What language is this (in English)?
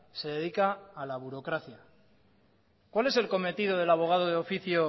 Spanish